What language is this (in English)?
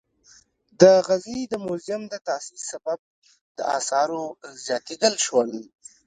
Pashto